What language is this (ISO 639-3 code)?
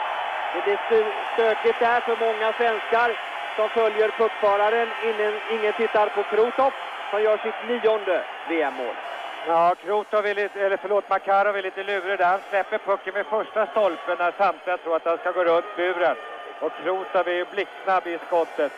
swe